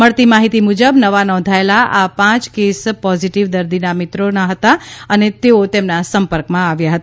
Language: Gujarati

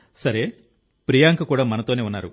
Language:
Telugu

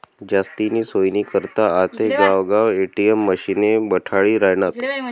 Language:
Marathi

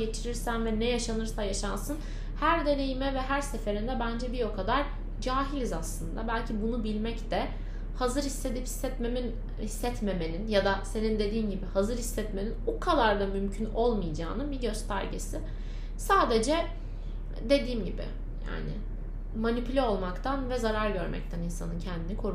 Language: Turkish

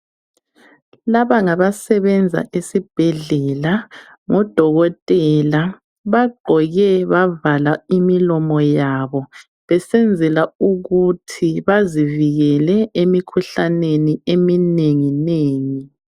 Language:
North Ndebele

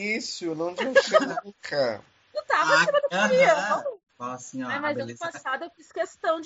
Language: Portuguese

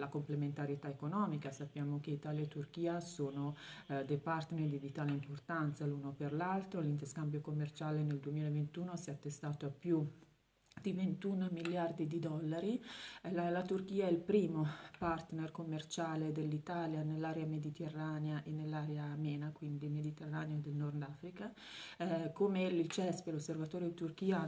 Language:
Italian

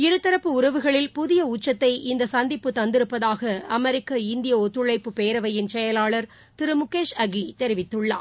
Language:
Tamil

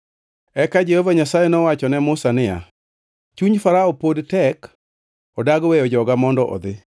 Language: Luo (Kenya and Tanzania)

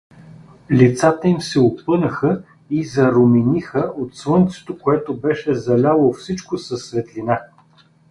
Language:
Bulgarian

